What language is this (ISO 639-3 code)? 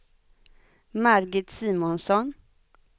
swe